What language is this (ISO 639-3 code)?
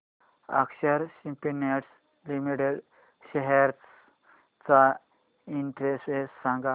mar